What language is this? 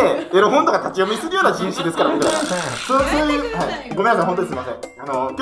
Japanese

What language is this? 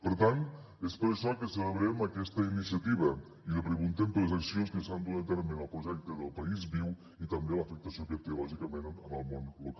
Catalan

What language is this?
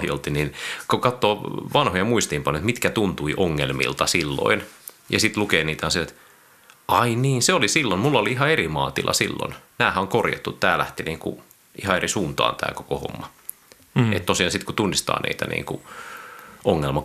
Finnish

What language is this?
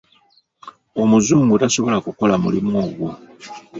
Ganda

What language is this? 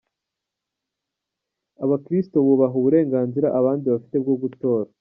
Kinyarwanda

